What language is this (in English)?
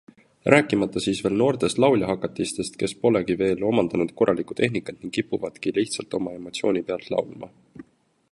Estonian